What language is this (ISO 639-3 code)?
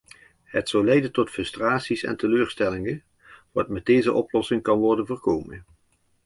nld